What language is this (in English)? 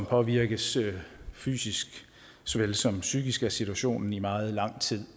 Danish